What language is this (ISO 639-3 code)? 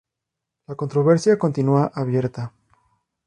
spa